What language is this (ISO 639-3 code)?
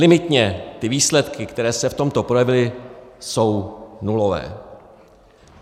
ces